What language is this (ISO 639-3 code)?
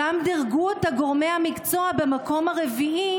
heb